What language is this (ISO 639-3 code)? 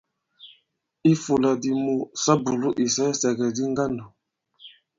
abb